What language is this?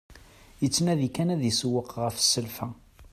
Kabyle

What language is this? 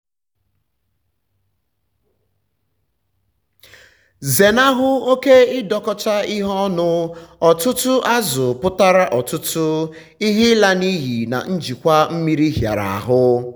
Igbo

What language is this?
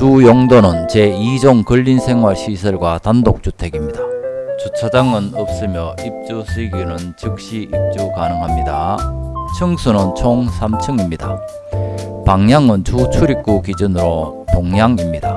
Korean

